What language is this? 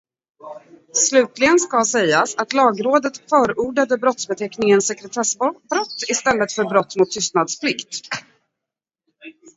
Swedish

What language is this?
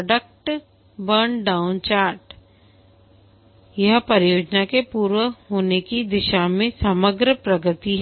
Hindi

